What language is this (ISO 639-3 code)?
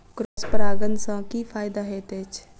mai